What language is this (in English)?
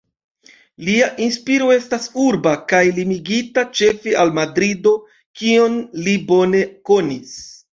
Esperanto